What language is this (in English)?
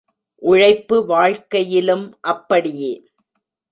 Tamil